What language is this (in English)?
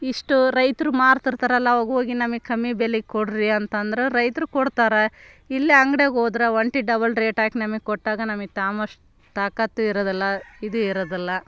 Kannada